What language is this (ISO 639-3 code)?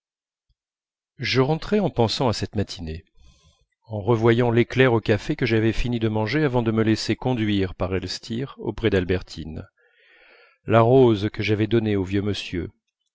fra